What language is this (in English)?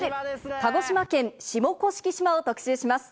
Japanese